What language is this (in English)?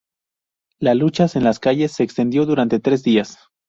Spanish